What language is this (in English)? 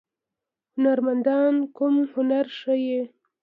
Pashto